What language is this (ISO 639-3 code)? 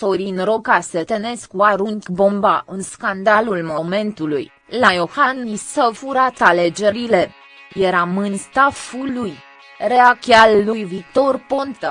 ron